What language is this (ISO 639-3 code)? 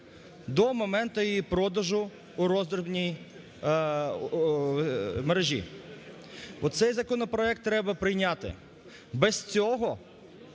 ukr